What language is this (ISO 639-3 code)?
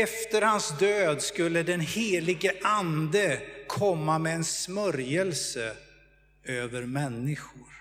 swe